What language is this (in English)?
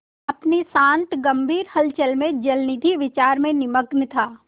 Hindi